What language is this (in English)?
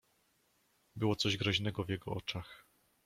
Polish